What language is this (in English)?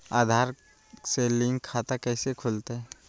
Magahi